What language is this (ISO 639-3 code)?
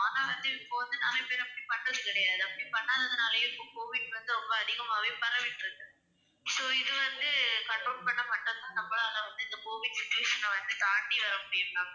tam